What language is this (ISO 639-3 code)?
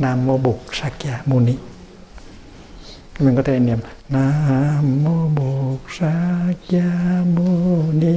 vie